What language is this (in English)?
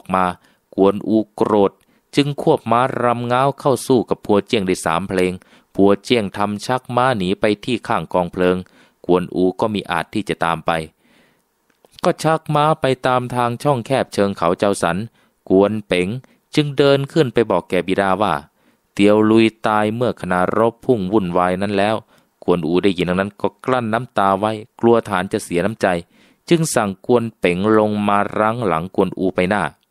Thai